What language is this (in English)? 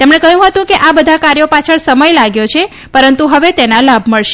Gujarati